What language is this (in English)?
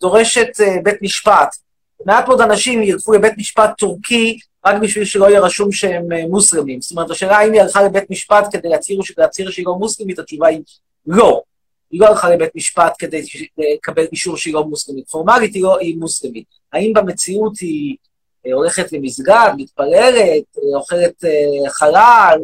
Hebrew